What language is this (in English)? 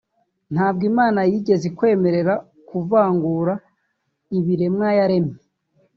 Kinyarwanda